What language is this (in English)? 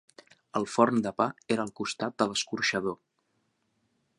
Catalan